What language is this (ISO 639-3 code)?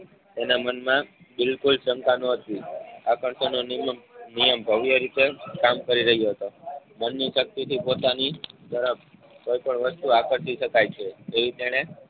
guj